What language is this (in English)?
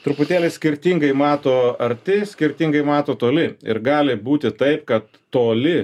Lithuanian